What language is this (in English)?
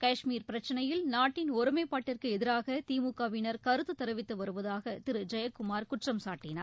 Tamil